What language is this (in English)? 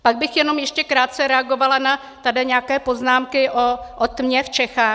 Czech